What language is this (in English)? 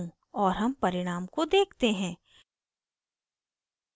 Hindi